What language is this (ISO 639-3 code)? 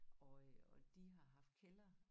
dan